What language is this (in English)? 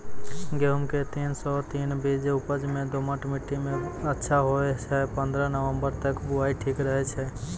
Maithili